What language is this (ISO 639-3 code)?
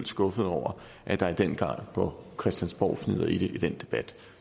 dan